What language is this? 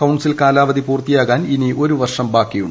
Malayalam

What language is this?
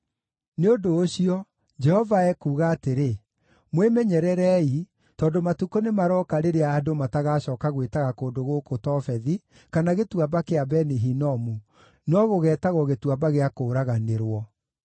Kikuyu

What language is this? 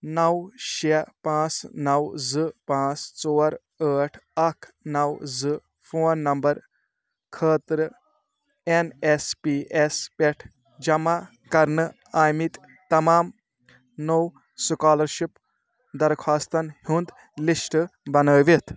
Kashmiri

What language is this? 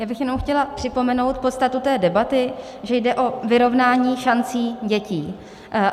Czech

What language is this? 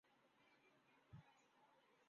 Urdu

